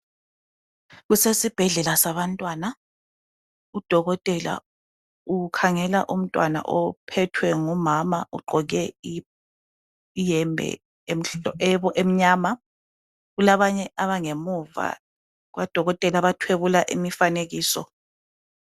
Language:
North Ndebele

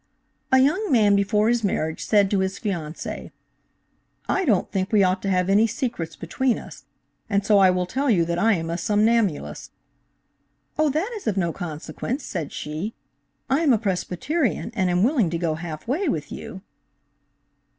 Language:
English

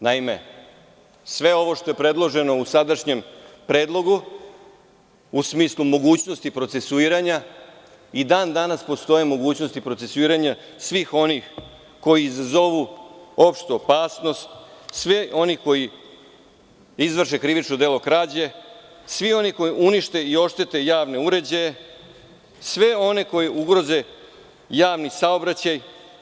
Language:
Serbian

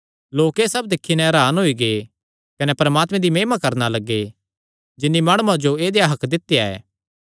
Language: Kangri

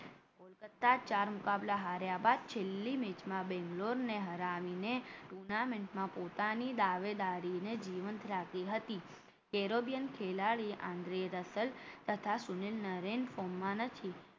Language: Gujarati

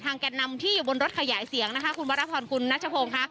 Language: Thai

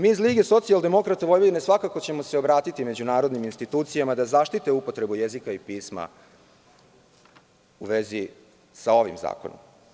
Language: Serbian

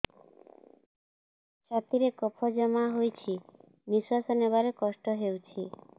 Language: Odia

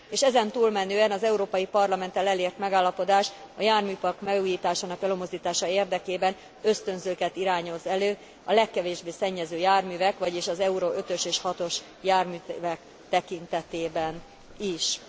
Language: Hungarian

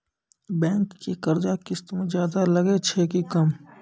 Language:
Maithili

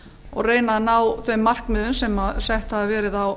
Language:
Icelandic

